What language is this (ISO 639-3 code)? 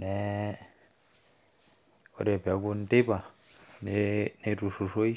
mas